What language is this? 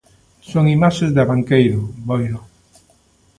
Galician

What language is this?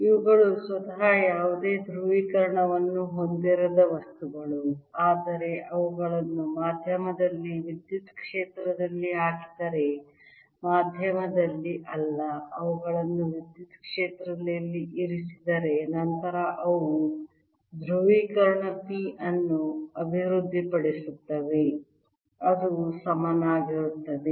Kannada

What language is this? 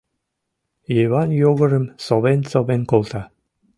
Mari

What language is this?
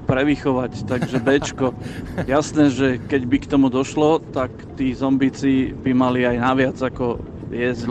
Slovak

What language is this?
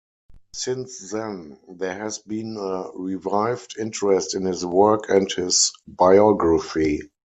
English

